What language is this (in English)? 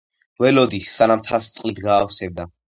Georgian